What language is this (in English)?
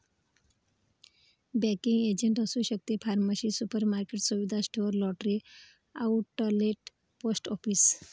Marathi